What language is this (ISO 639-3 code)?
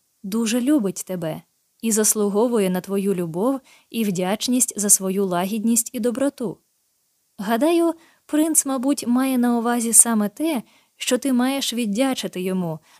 ukr